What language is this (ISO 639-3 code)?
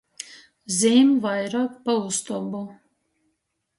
ltg